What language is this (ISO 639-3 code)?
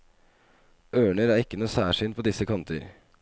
nor